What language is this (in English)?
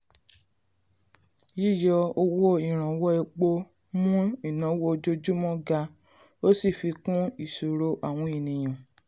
Yoruba